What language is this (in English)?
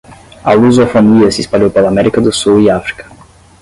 Portuguese